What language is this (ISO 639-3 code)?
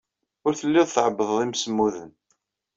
kab